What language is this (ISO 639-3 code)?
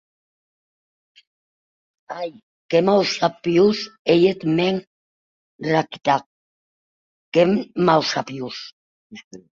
oci